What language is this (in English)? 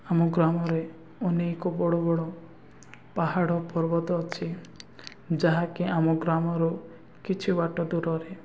Odia